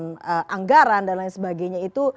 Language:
Indonesian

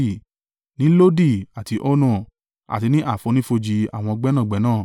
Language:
Yoruba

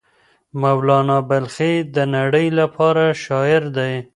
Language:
Pashto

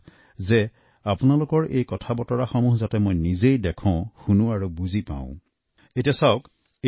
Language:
Assamese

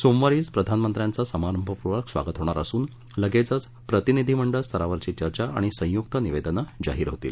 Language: Marathi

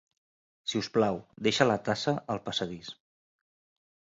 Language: Catalan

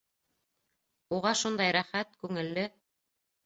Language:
Bashkir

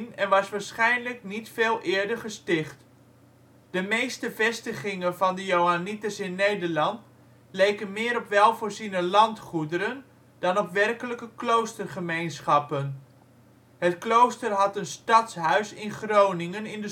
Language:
Dutch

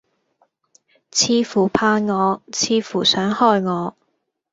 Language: Cantonese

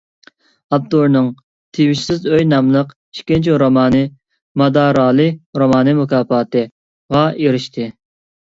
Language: Uyghur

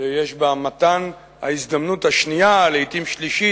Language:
Hebrew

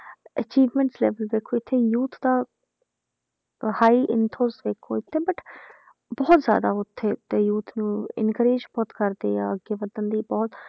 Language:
Punjabi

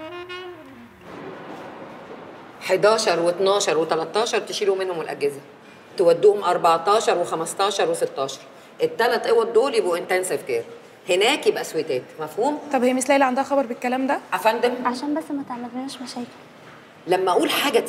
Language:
Arabic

